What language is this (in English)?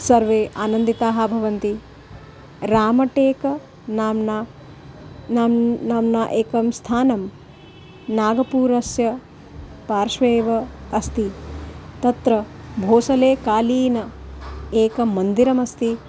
Sanskrit